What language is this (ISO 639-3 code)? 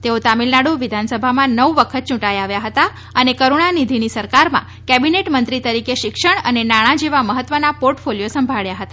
guj